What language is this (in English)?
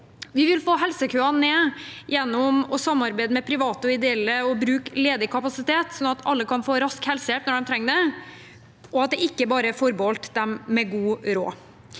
Norwegian